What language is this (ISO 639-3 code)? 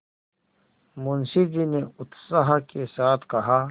hin